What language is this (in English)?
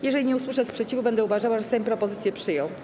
Polish